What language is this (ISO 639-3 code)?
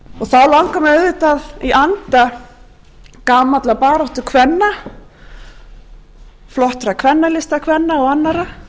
isl